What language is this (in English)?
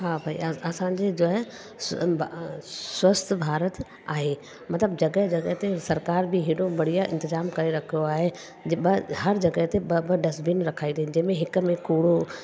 Sindhi